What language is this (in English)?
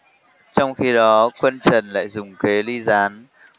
Vietnamese